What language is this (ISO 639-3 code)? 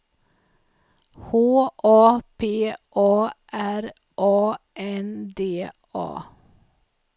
swe